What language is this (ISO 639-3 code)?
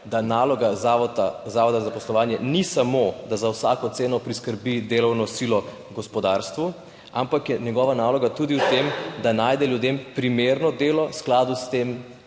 slv